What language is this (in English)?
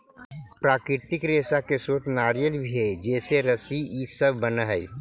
Magahi